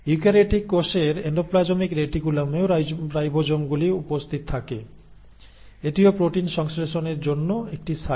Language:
Bangla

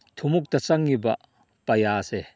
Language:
Manipuri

